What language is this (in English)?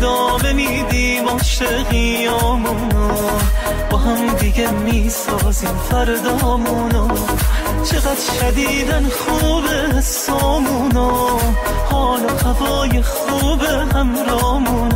Persian